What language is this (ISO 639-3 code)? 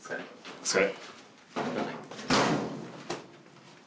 jpn